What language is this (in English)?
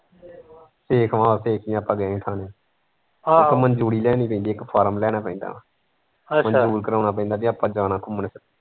Punjabi